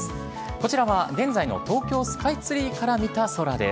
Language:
Japanese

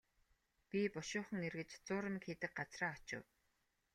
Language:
Mongolian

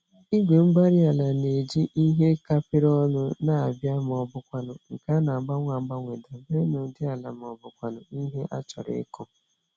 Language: Igbo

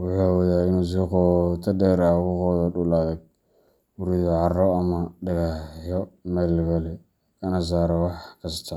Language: Somali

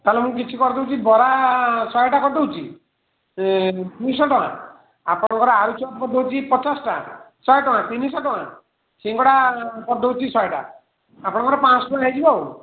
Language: Odia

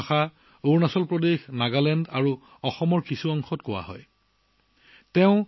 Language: Assamese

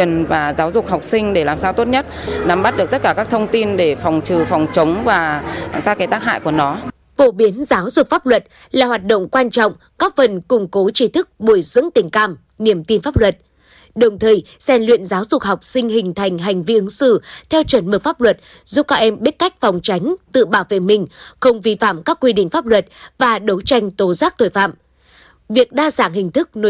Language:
Vietnamese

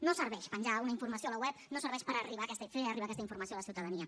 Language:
Catalan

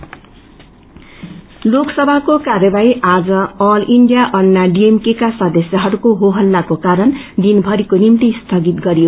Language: Nepali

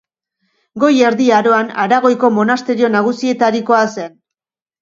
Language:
Basque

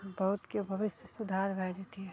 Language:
Maithili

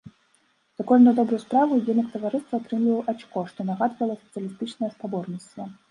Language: Belarusian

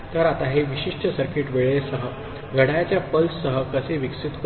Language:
Marathi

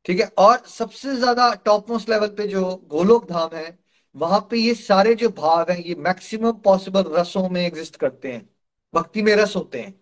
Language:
Hindi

